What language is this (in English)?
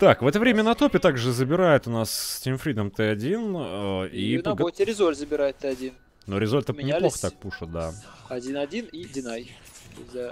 Russian